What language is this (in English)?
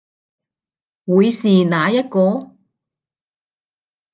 Cantonese